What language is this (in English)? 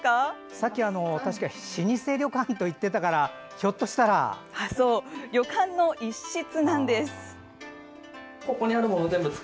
Japanese